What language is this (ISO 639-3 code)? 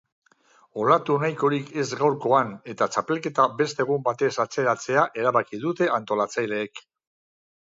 eus